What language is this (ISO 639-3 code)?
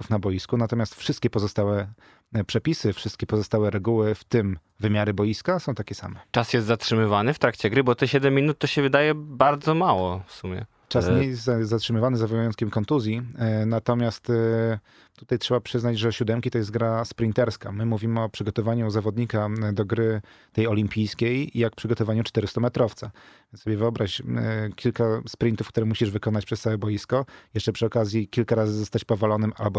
pol